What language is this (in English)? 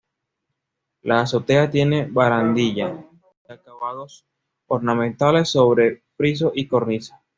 Spanish